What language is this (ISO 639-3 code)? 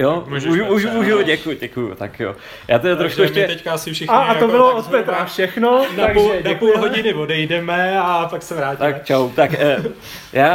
ces